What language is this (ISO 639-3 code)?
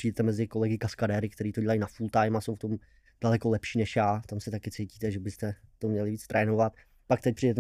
ces